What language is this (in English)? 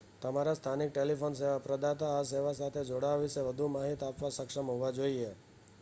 Gujarati